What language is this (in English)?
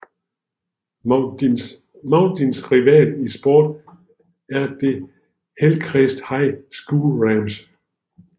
Danish